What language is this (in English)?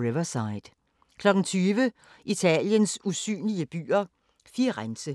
Danish